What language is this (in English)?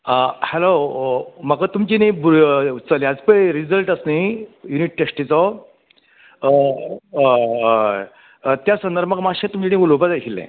Konkani